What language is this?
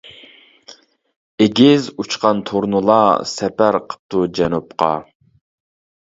Uyghur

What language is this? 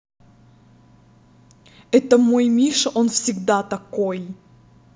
Russian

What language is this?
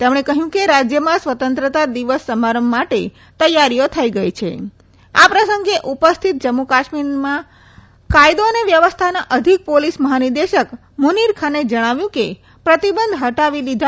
Gujarati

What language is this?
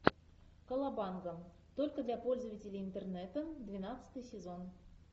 Russian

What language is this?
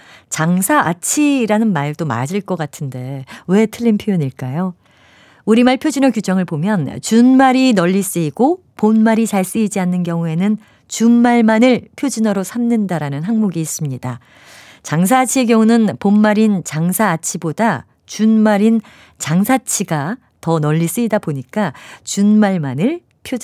Korean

